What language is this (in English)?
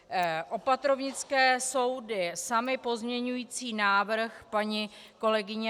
Czech